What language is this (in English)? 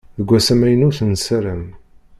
Kabyle